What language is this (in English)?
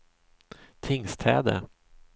Swedish